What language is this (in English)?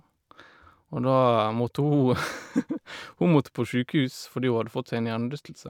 Norwegian